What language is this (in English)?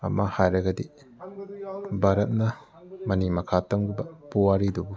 Manipuri